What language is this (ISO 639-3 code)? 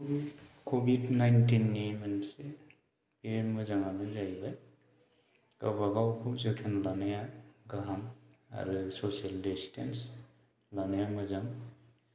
brx